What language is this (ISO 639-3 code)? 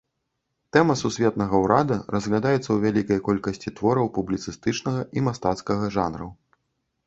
bel